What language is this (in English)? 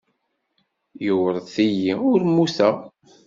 Kabyle